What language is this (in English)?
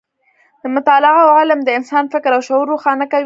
Pashto